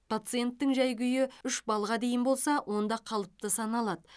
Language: Kazakh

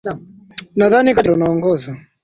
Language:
Swahili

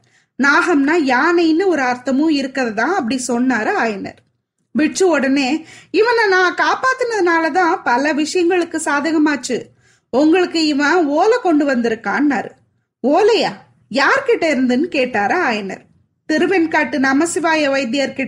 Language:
Tamil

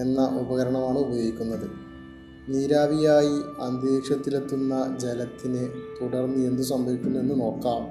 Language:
Malayalam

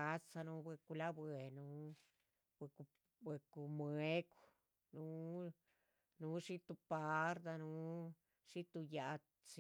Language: Chichicapan Zapotec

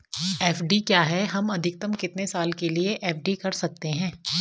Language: Hindi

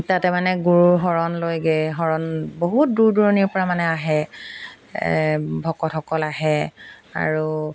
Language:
Assamese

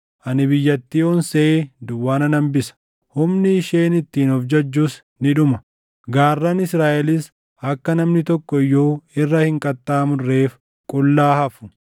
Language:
Oromo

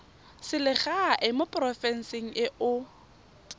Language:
Tswana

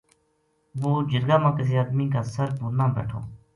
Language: Gujari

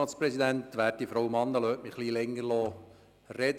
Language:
Swiss German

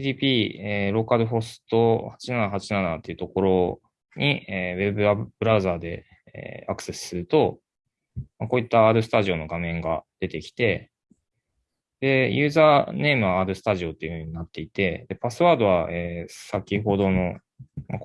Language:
Japanese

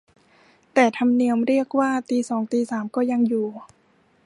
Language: Thai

